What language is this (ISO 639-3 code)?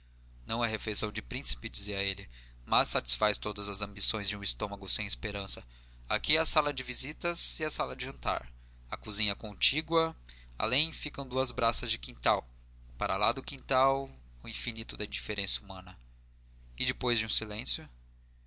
por